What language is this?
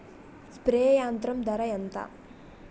Telugu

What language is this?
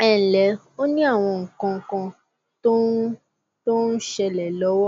Yoruba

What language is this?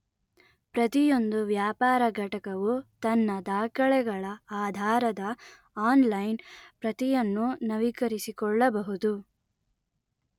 Kannada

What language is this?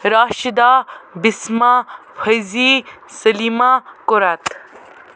Kashmiri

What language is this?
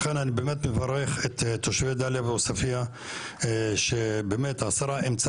Hebrew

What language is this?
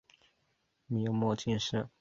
Chinese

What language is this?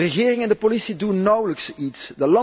Dutch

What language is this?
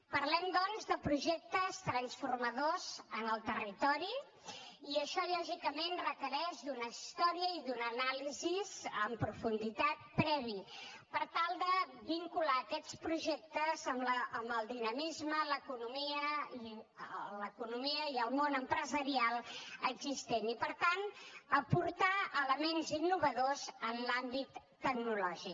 Catalan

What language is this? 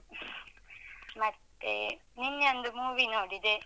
Kannada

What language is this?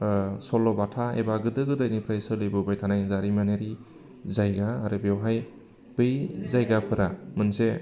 Bodo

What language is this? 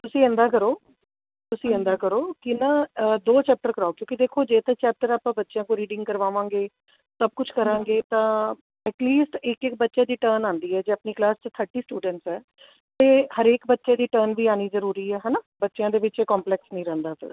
Punjabi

